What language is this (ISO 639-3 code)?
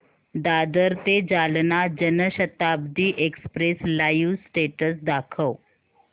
mar